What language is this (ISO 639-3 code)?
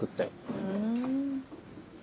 jpn